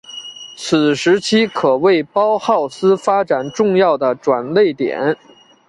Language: Chinese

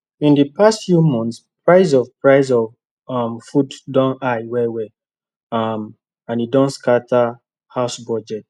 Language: Nigerian Pidgin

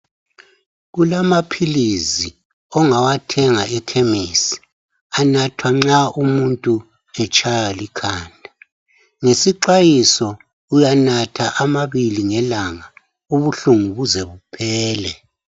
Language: North Ndebele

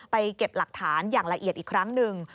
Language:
Thai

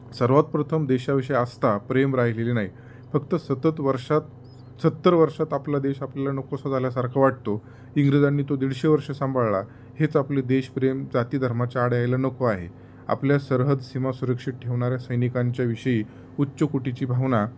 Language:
Marathi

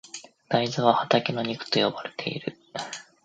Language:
Japanese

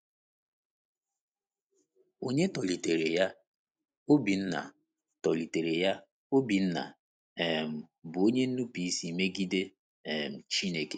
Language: Igbo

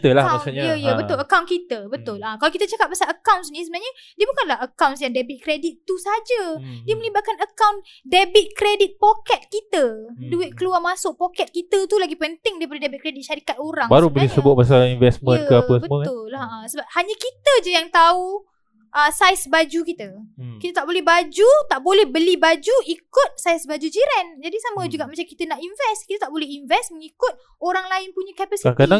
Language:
Malay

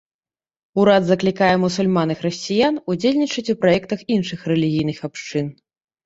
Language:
Belarusian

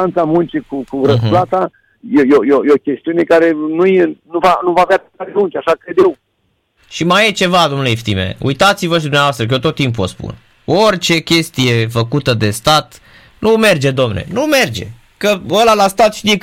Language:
Romanian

